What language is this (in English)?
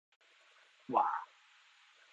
Thai